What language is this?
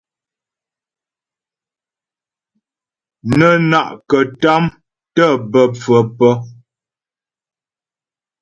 Ghomala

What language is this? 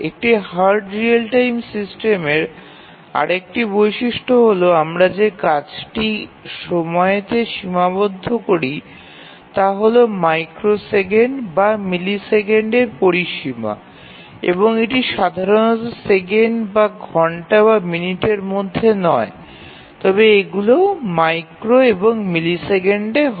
Bangla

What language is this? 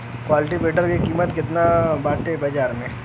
Bhojpuri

